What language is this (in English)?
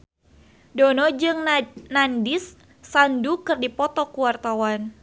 Sundanese